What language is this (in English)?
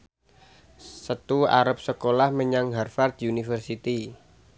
Javanese